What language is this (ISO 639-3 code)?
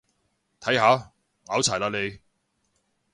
yue